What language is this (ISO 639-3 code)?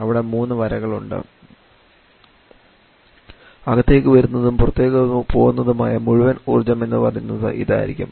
mal